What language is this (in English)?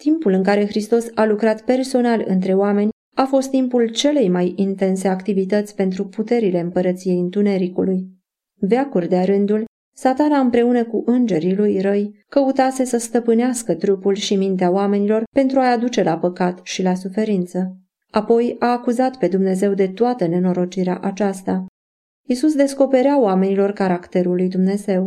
Romanian